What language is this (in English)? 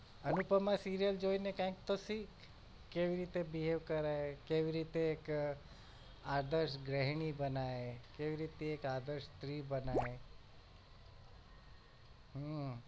Gujarati